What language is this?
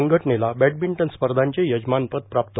Marathi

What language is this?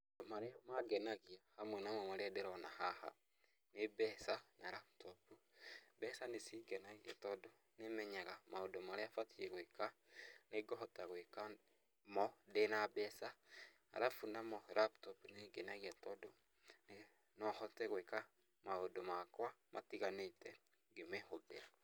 Kikuyu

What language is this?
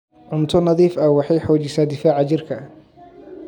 Somali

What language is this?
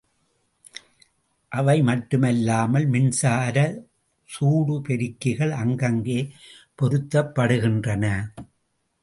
Tamil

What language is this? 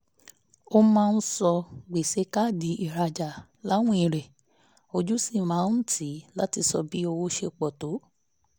Yoruba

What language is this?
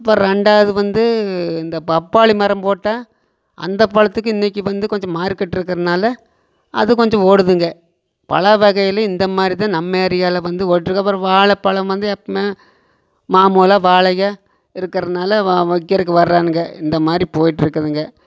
Tamil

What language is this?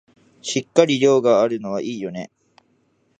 Japanese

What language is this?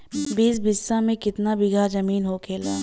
Bhojpuri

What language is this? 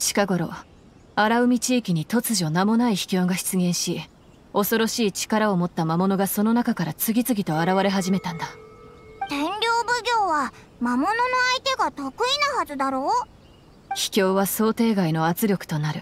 Japanese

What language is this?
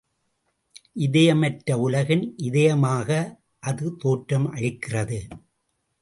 Tamil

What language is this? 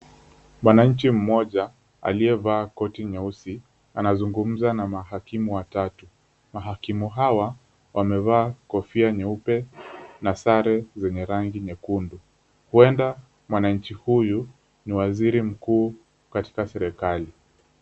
Swahili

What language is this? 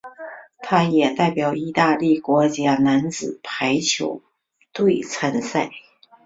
Chinese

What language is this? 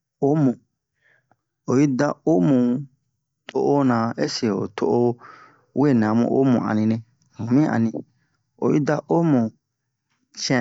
Bomu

